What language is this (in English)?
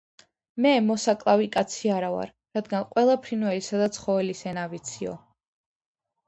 Georgian